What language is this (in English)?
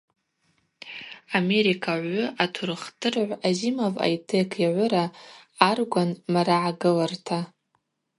Abaza